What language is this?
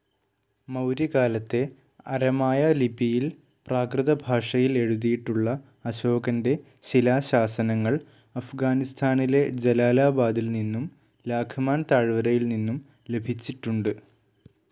Malayalam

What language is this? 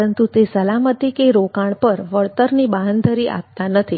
Gujarati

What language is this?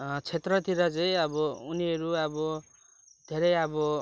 Nepali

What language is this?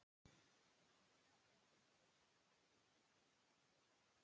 Icelandic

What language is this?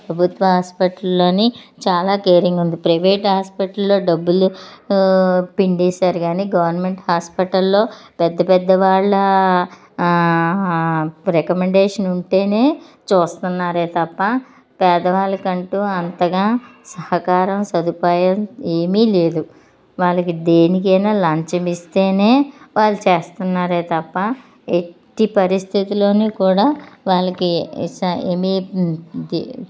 Telugu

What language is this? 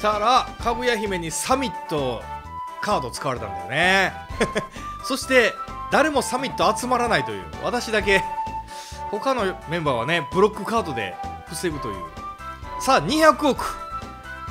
Japanese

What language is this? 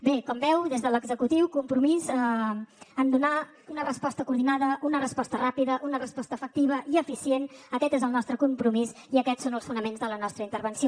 Catalan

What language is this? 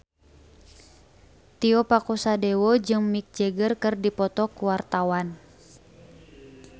Sundanese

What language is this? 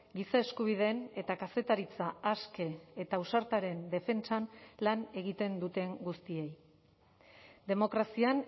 Basque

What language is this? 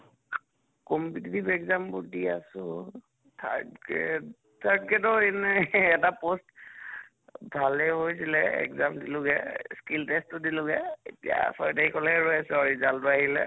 Assamese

